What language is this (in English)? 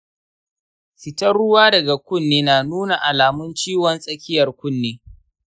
Hausa